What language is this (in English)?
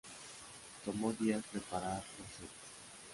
Spanish